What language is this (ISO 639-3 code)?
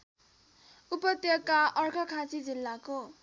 nep